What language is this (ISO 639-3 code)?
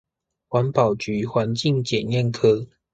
zho